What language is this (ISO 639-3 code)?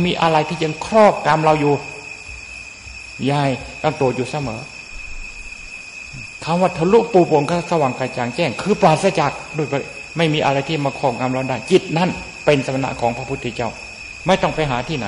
tha